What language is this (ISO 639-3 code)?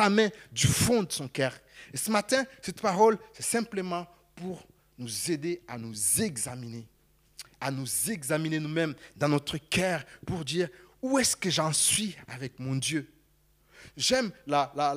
fra